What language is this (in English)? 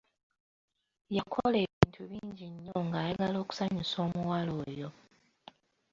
Ganda